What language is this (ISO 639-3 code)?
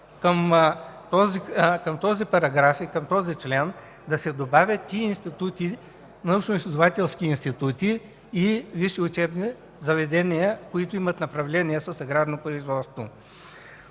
bul